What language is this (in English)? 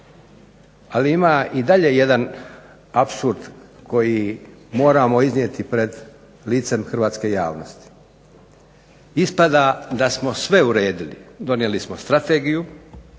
Croatian